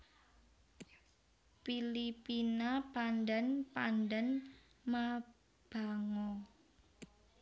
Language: Javanese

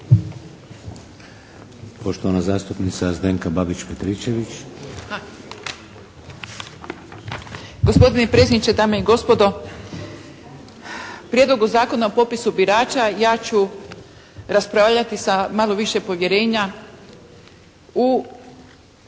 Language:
Croatian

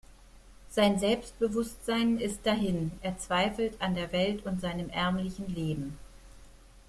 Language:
German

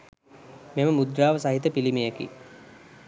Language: Sinhala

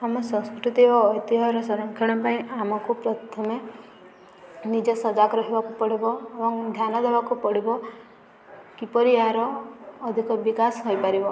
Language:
Odia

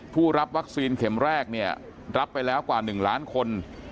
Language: Thai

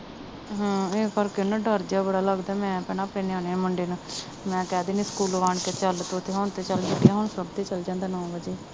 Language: Punjabi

